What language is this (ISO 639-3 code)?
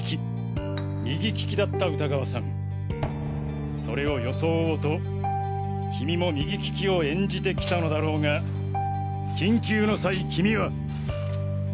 jpn